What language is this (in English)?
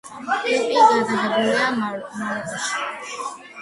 Georgian